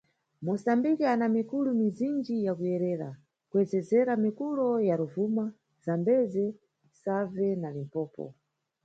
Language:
Nyungwe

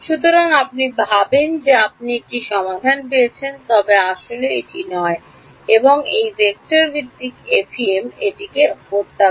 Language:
Bangla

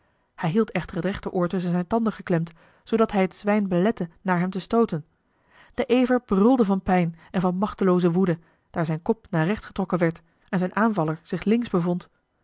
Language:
Dutch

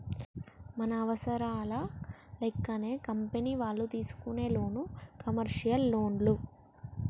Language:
Telugu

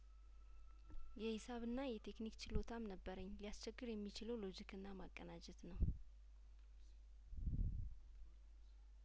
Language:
Amharic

